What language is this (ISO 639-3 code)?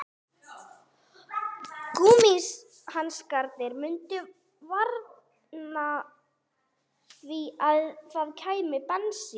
isl